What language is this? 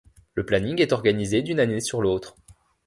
French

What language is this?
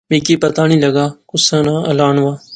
Pahari-Potwari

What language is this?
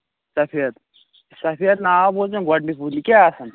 Kashmiri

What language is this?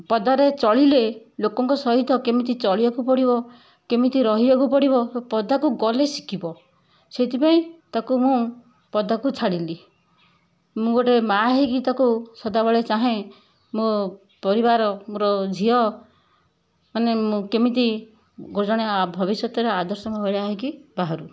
Odia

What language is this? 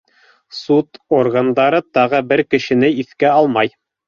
Bashkir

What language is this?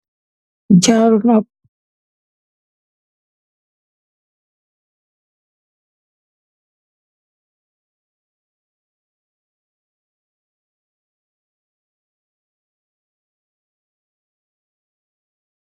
Wolof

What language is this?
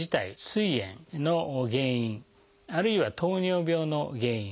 Japanese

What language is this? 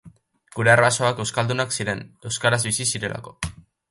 Basque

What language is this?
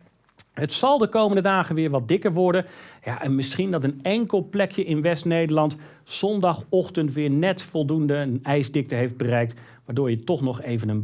Dutch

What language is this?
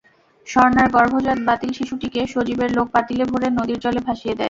Bangla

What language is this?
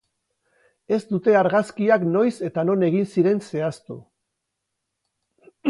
Basque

